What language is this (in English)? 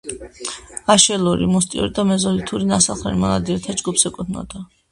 Georgian